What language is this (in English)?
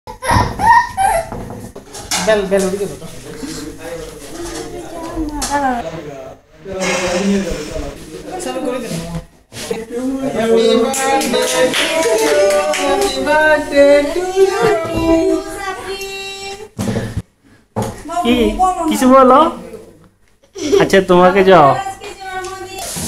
Dutch